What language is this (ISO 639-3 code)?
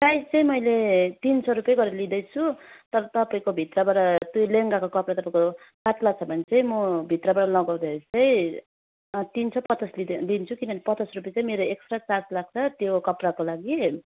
nep